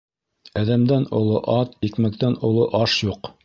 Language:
Bashkir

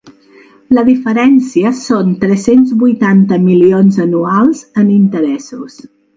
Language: Catalan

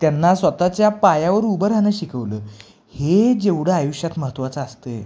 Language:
Marathi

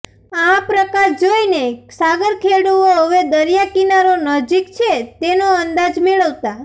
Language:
Gujarati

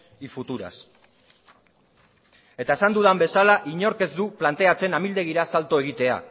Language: Basque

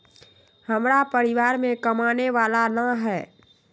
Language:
Magahi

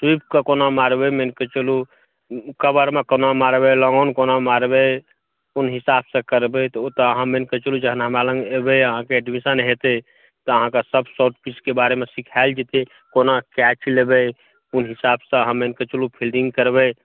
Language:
Maithili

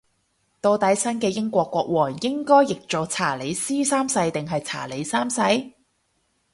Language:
Cantonese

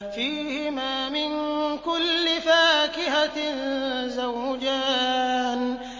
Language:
Arabic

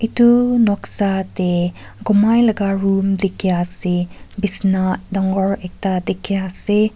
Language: Naga Pidgin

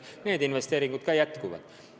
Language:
Estonian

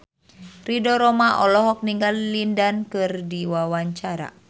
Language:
Sundanese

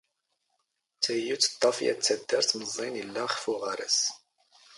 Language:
Standard Moroccan Tamazight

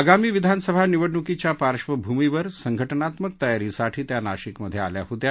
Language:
Marathi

